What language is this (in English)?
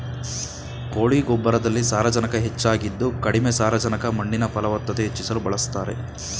Kannada